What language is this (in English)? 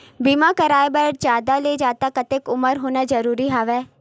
Chhattisgarhi